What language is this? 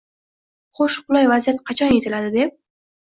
Uzbek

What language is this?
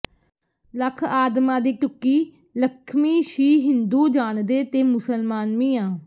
Punjabi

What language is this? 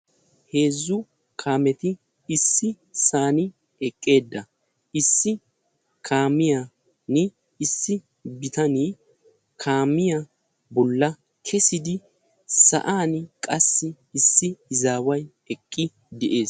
Wolaytta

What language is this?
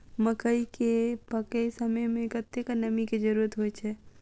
Maithili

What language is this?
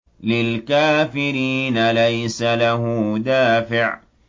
Arabic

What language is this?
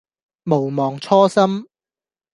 Cantonese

